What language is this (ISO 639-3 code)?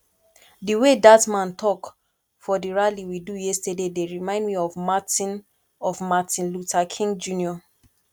pcm